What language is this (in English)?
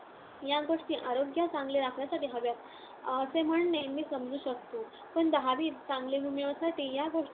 Marathi